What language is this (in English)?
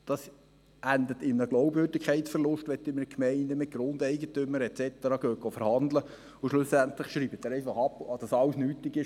Swiss German